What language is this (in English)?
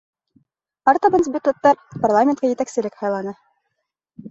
Bashkir